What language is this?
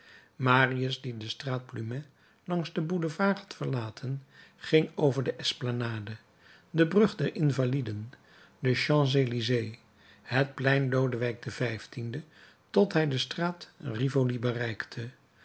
Dutch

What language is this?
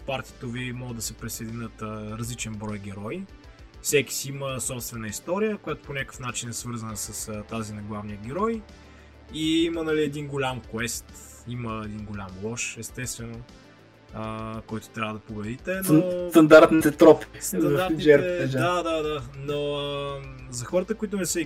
Bulgarian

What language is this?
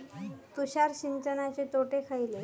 Marathi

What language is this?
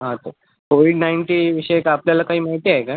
Marathi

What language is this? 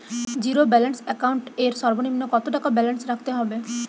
Bangla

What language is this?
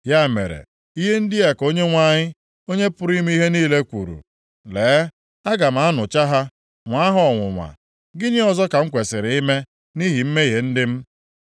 Igbo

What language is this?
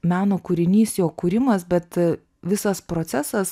Lithuanian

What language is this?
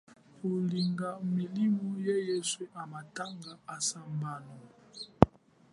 Chokwe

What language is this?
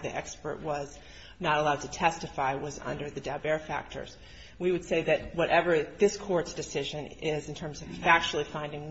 English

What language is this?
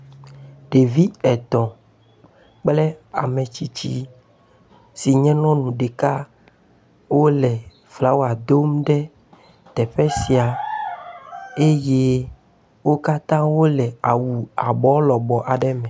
Ewe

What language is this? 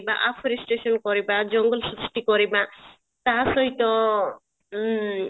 Odia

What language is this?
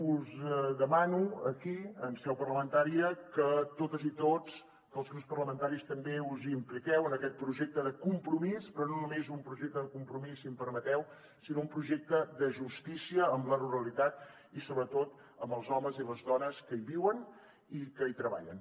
Catalan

